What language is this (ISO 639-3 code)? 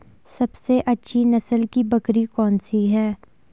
hin